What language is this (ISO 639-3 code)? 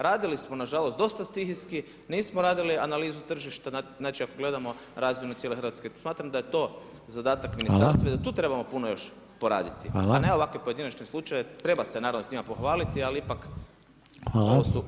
hrv